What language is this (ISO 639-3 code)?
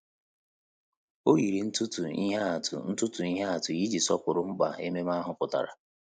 ibo